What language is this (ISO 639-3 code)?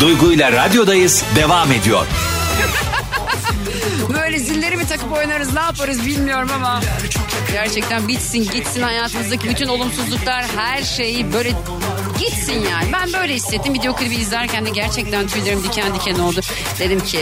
tur